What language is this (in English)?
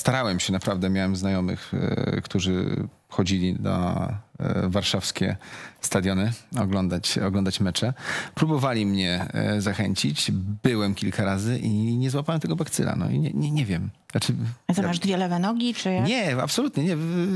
Polish